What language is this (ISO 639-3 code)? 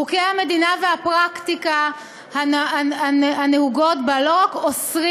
heb